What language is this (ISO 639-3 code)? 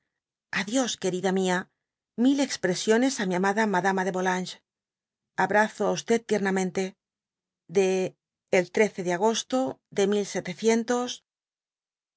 spa